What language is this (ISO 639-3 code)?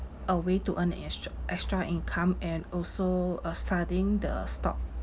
eng